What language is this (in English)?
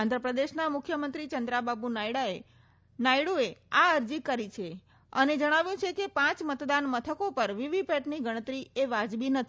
Gujarati